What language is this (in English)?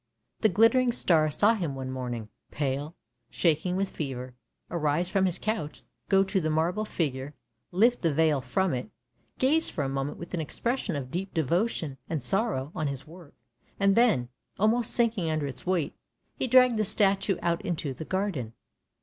English